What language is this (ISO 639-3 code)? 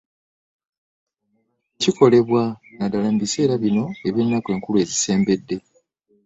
lug